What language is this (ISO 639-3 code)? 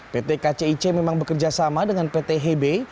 ind